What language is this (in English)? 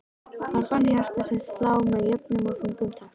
Icelandic